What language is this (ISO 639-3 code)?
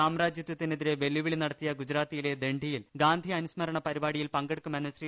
mal